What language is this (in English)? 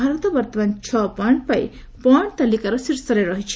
Odia